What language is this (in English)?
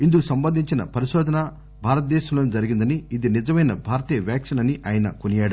Telugu